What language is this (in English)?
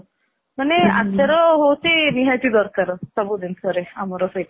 Odia